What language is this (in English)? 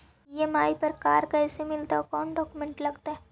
Magahi